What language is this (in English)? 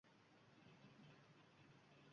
Uzbek